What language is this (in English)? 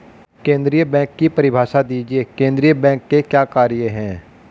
Hindi